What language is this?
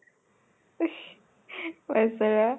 Assamese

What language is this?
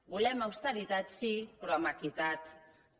Catalan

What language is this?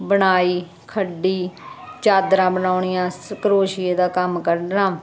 Punjabi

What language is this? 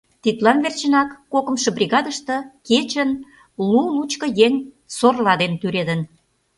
Mari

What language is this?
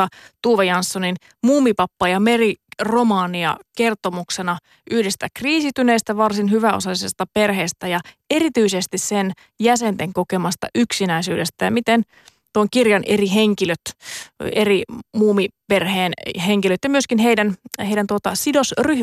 Finnish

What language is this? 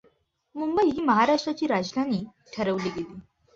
Marathi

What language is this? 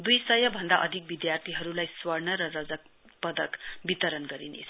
Nepali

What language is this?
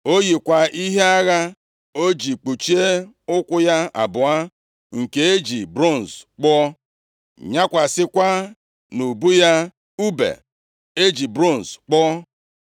Igbo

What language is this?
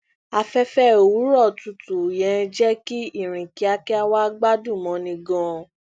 Yoruba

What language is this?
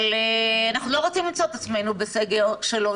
Hebrew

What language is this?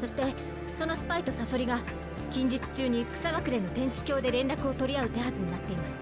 Japanese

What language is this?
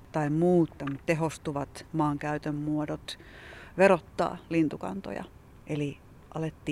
Finnish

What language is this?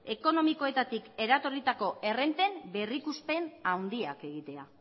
Basque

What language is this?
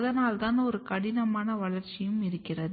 Tamil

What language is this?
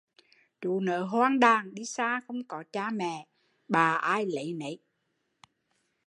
Vietnamese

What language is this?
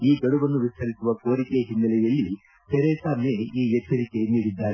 Kannada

